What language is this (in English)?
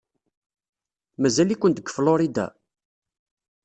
Kabyle